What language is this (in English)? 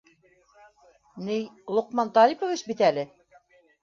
Bashkir